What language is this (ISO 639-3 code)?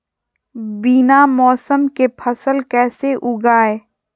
mag